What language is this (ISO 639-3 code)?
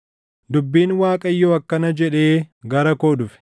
orm